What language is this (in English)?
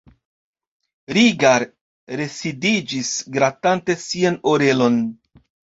Esperanto